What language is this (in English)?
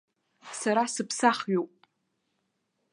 Abkhazian